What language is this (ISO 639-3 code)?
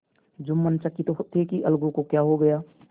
hin